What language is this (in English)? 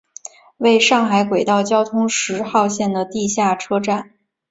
Chinese